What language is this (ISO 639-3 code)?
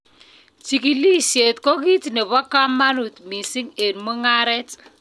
kln